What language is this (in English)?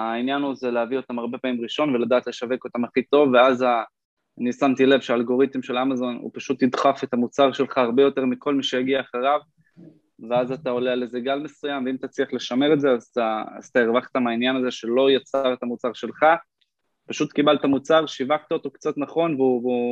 Hebrew